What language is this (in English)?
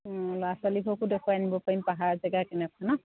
Assamese